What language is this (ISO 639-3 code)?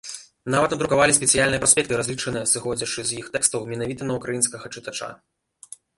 bel